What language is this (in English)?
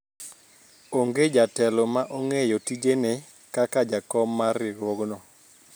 Luo (Kenya and Tanzania)